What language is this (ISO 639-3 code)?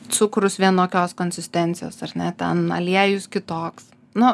lit